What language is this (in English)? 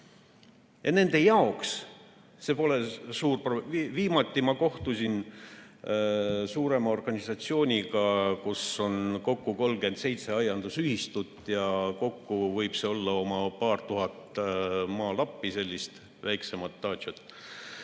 Estonian